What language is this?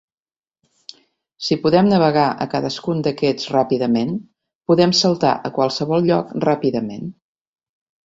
Catalan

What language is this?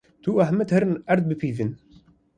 Kurdish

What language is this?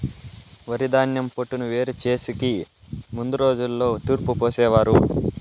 Telugu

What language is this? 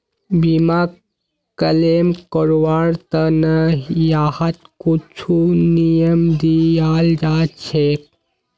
Magahi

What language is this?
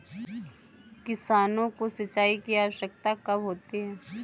Hindi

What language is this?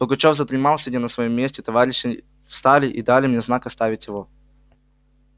Russian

